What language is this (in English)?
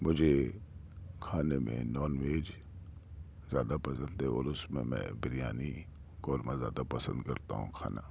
Urdu